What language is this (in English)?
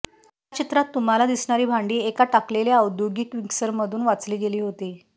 Marathi